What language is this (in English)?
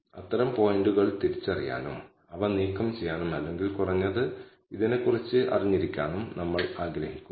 Malayalam